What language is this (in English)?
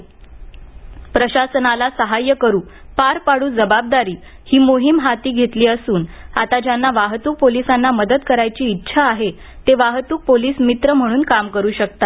Marathi